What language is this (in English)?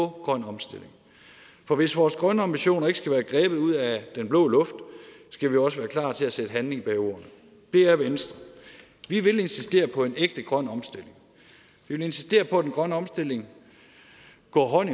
Danish